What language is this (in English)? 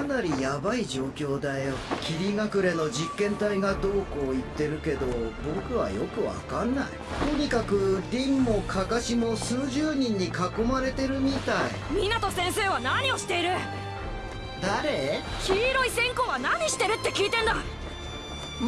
Japanese